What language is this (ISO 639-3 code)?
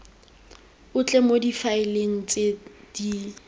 tsn